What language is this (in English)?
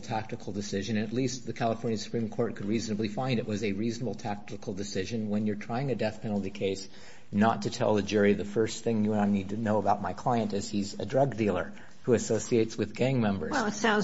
English